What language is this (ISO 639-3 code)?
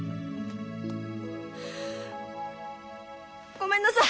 jpn